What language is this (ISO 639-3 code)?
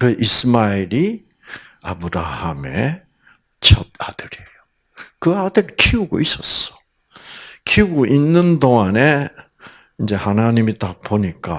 kor